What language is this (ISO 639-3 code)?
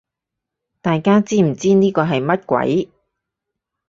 yue